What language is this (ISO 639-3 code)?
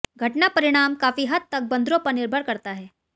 hin